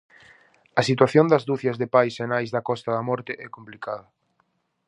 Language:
Galician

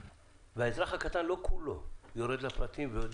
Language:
Hebrew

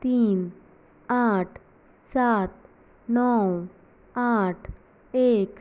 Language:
Konkani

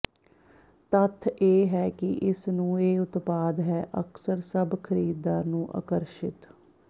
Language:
Punjabi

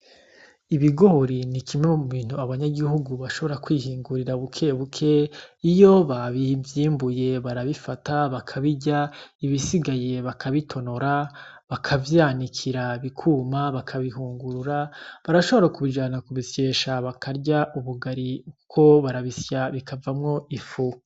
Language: Rundi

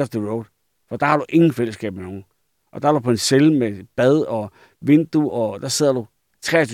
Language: Danish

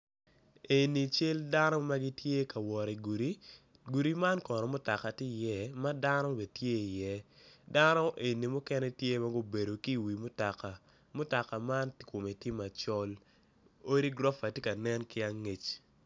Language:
Acoli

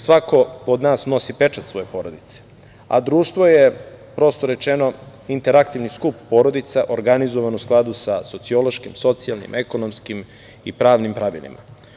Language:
Serbian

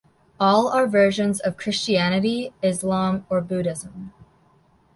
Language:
English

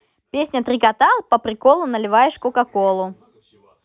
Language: Russian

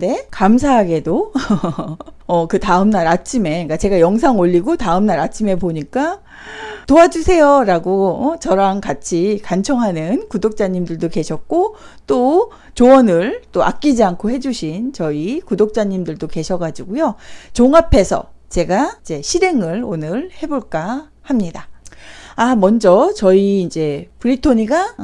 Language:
Korean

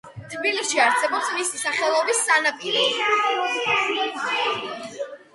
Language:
Georgian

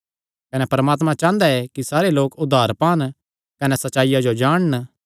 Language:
Kangri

